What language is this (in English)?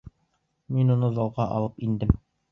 Bashkir